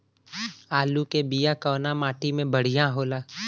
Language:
Bhojpuri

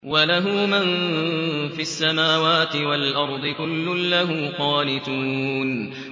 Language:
Arabic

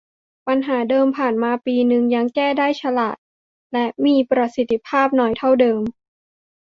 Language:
Thai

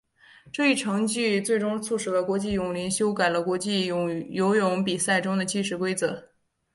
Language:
Chinese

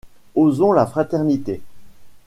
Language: French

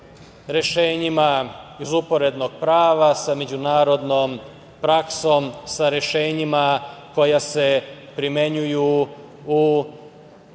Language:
Serbian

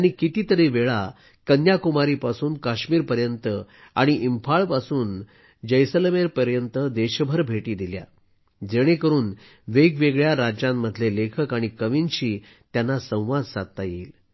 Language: Marathi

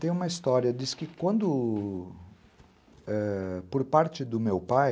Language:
Portuguese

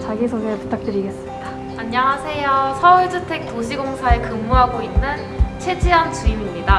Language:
Korean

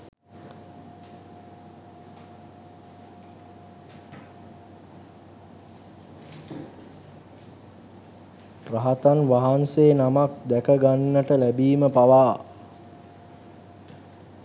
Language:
Sinhala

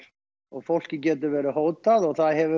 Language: Icelandic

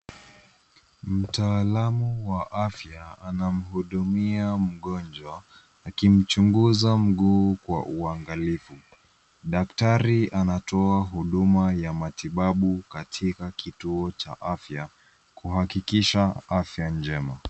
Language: Swahili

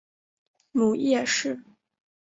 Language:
Chinese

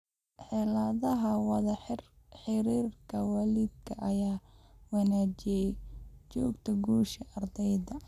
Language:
Somali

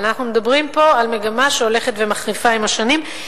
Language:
Hebrew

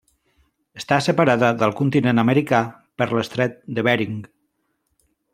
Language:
Catalan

